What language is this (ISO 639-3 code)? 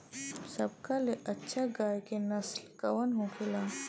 bho